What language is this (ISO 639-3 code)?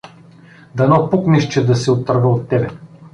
bul